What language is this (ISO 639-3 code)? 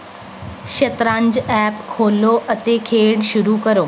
pan